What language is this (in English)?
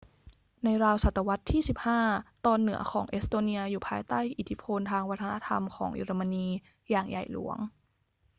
Thai